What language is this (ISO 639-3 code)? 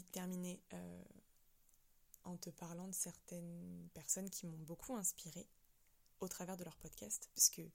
fra